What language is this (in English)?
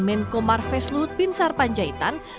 Indonesian